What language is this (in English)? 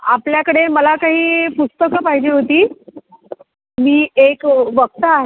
Marathi